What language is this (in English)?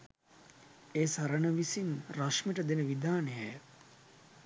Sinhala